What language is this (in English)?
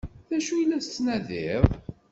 Kabyle